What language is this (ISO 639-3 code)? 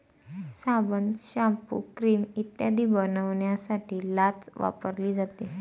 mar